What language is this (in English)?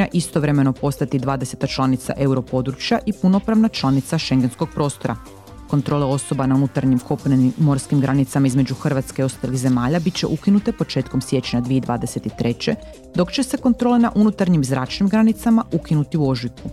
Croatian